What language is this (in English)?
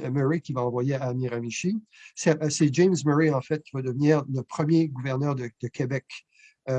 French